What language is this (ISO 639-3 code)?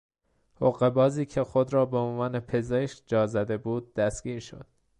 fas